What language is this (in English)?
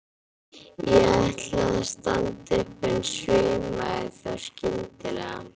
Icelandic